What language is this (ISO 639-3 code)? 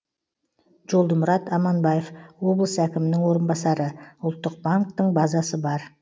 kaz